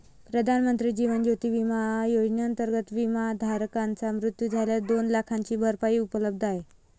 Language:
Marathi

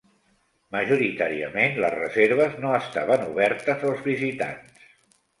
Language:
Catalan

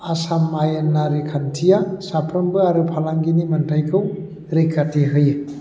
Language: Bodo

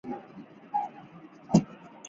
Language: Chinese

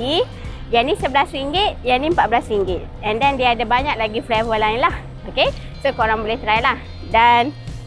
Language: Malay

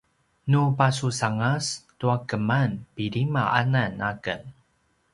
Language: Paiwan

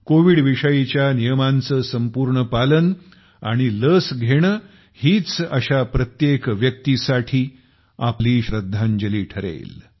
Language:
Marathi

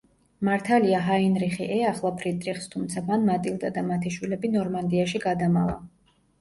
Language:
Georgian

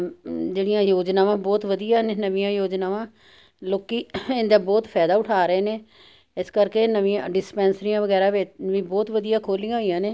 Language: Punjabi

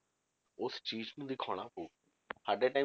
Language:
Punjabi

